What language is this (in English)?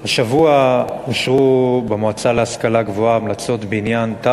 Hebrew